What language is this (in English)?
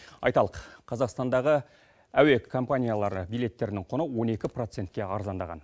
Kazakh